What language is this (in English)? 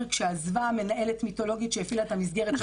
Hebrew